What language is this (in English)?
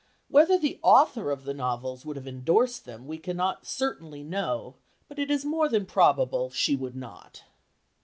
English